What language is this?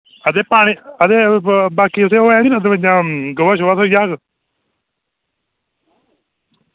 Dogri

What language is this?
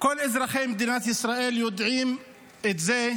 Hebrew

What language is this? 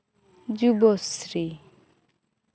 Santali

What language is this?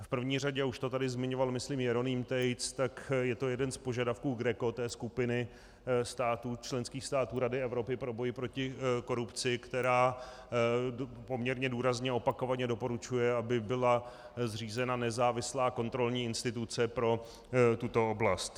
Czech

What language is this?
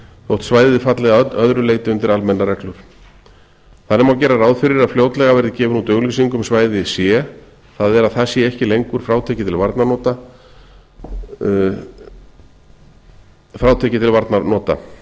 Icelandic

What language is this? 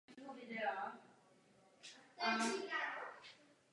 Czech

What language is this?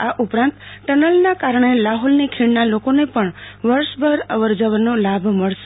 Gujarati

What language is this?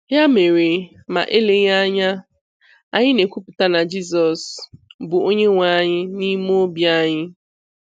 Igbo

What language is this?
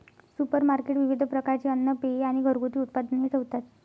Marathi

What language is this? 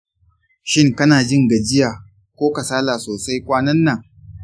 Hausa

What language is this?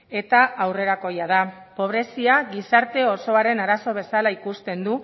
Basque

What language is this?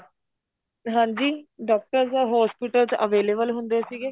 Punjabi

